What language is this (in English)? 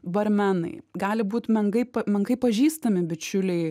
Lithuanian